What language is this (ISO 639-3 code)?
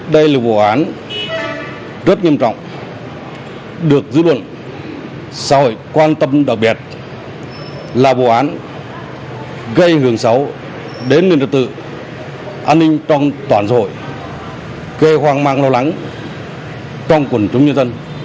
vie